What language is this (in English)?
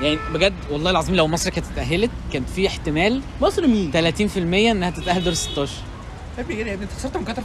Arabic